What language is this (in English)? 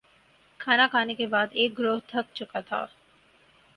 Urdu